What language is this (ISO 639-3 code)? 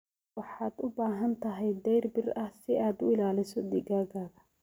som